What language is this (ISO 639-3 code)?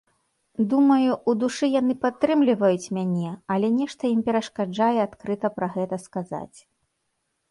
bel